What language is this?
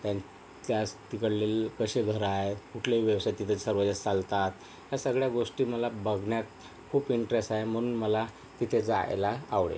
Marathi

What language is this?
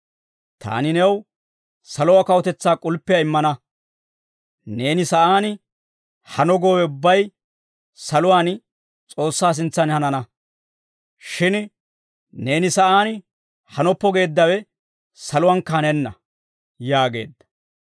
Dawro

